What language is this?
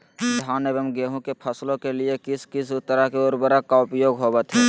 Magahi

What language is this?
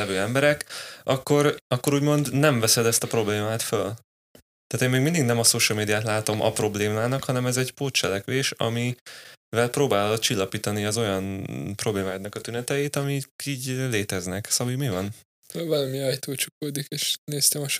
Hungarian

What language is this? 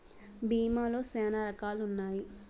Telugu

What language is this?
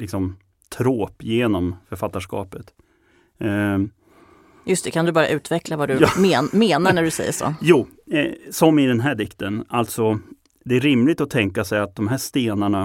Swedish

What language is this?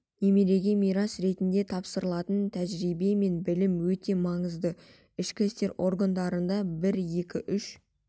Kazakh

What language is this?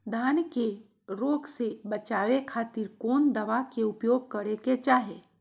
Magahi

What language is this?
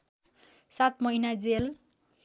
Nepali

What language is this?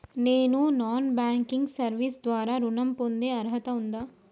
Telugu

